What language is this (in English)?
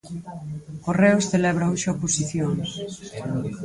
Galician